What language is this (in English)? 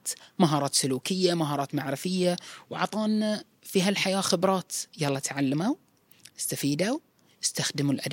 Arabic